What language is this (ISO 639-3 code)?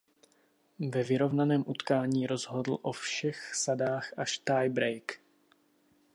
ces